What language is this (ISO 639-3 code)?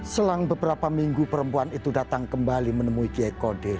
ind